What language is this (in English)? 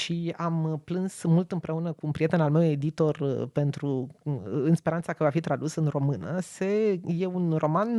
Romanian